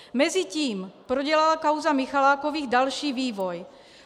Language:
Czech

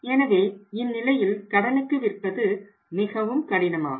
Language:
Tamil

